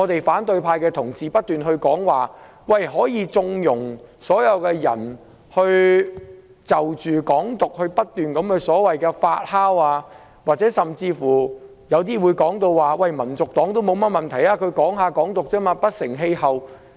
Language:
Cantonese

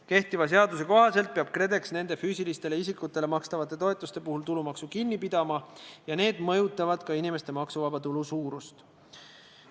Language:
Estonian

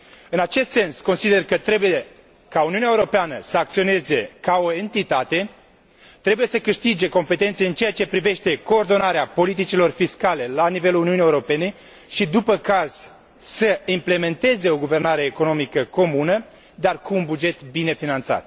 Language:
Romanian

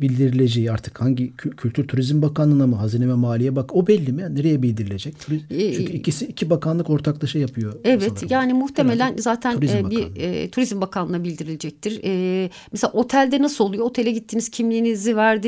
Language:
Turkish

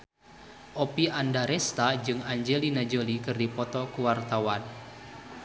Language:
Sundanese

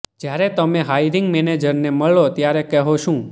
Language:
Gujarati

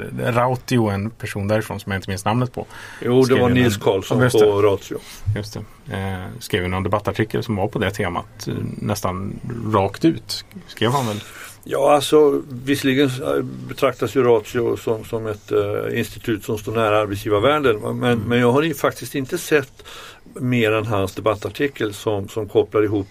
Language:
Swedish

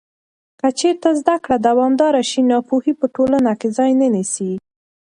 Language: Pashto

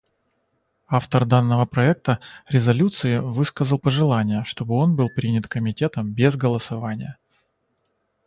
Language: Russian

